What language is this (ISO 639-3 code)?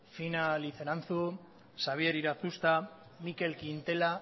eus